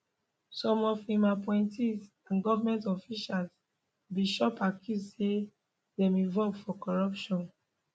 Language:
Nigerian Pidgin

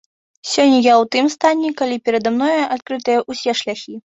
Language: Belarusian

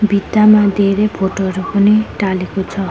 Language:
Nepali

